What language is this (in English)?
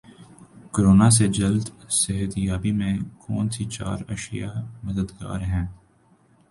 Urdu